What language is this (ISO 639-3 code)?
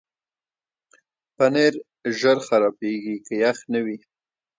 pus